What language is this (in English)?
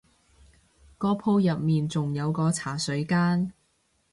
Cantonese